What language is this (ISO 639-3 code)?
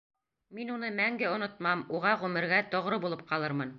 bak